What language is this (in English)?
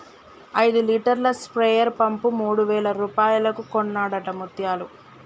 Telugu